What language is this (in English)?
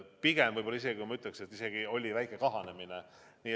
Estonian